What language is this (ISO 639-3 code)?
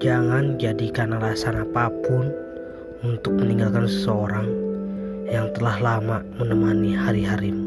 ind